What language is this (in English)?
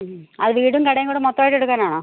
Malayalam